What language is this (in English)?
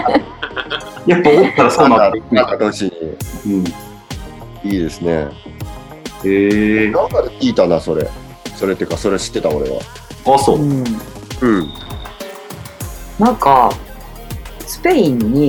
Japanese